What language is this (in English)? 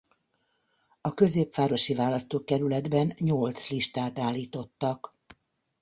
Hungarian